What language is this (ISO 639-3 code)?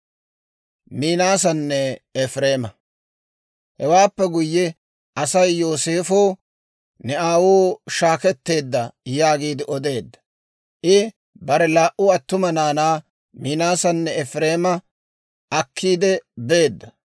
dwr